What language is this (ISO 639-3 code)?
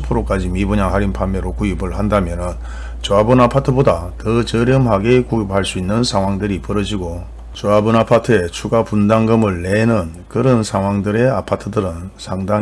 kor